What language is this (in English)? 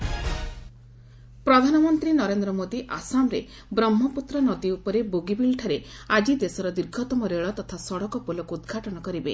Odia